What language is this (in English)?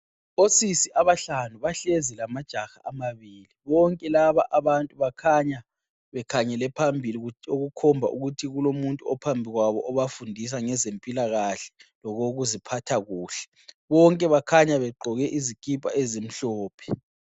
North Ndebele